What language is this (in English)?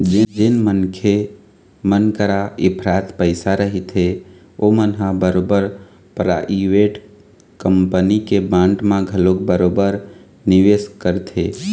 Chhattisgarhi